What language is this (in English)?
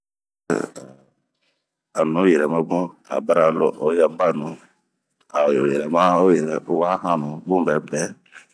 Bomu